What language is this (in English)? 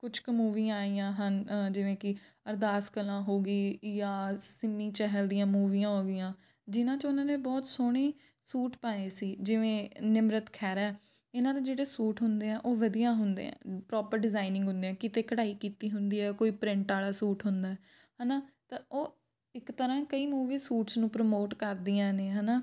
Punjabi